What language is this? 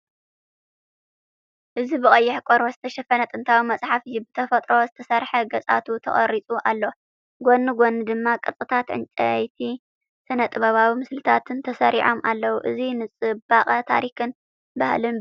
Tigrinya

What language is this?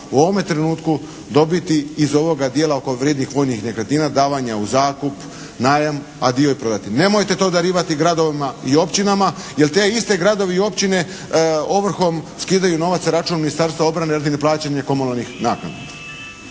Croatian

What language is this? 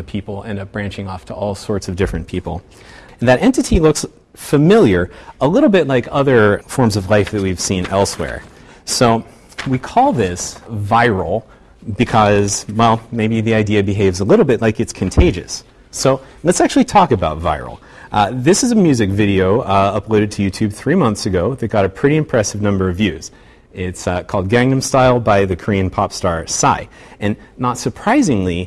English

